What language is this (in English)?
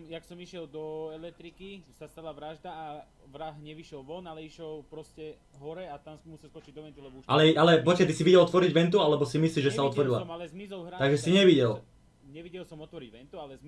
Slovak